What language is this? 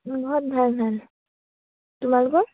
Assamese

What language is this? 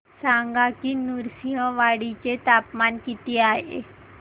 Marathi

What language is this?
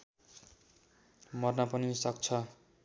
Nepali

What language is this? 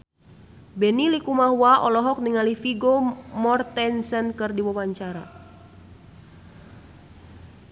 Sundanese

